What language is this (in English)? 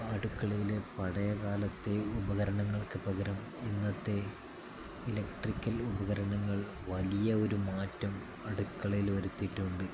Malayalam